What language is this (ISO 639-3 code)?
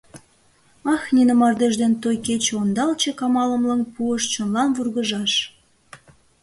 chm